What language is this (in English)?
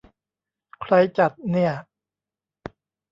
Thai